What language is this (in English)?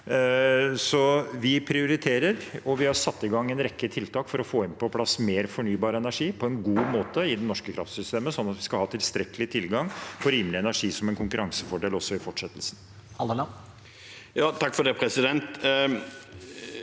Norwegian